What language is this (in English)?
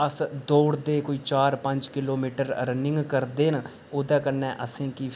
Dogri